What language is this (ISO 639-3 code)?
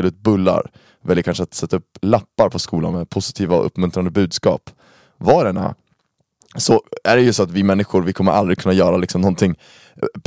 swe